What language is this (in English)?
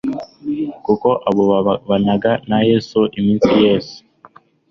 Kinyarwanda